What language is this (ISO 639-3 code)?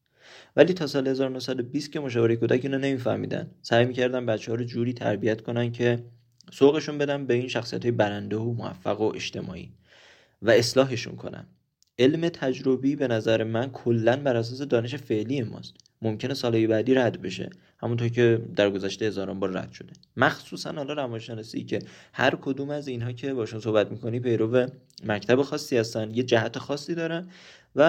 fas